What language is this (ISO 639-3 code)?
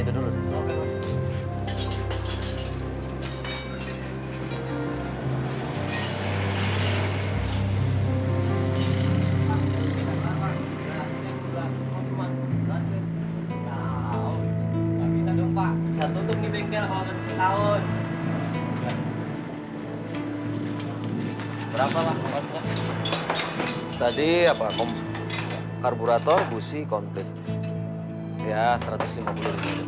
ind